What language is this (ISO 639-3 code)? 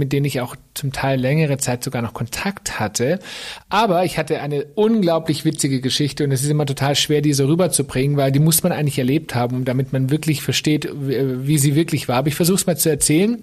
deu